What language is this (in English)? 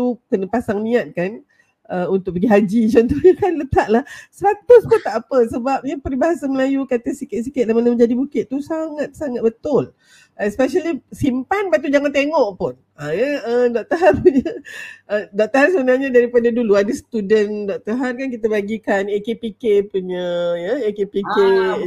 Malay